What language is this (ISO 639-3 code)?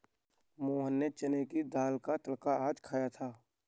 hin